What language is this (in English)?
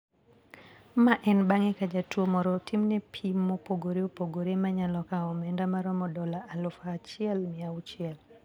Luo (Kenya and Tanzania)